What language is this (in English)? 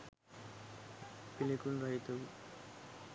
Sinhala